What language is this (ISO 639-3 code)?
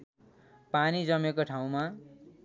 nep